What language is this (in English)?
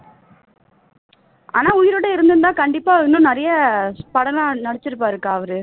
Tamil